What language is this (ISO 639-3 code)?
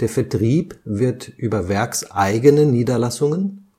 deu